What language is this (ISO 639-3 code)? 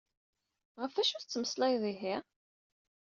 kab